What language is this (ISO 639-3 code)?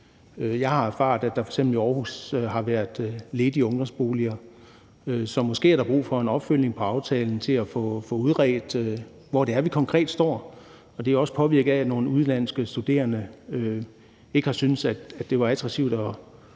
dan